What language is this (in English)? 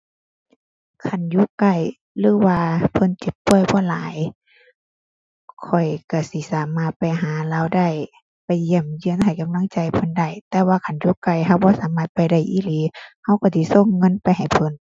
Thai